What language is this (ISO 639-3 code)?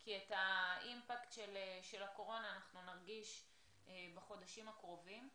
heb